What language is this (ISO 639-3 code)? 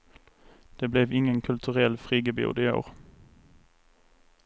swe